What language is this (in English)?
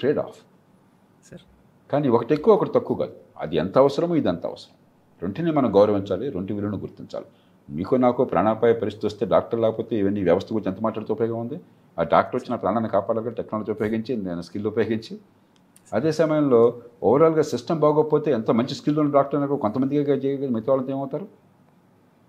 Telugu